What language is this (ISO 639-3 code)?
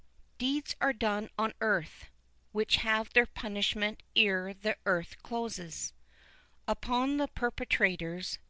eng